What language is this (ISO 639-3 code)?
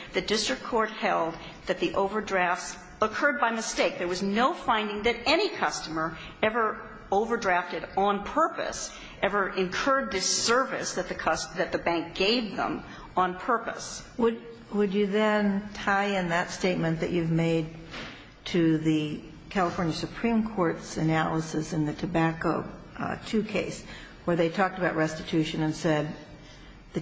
eng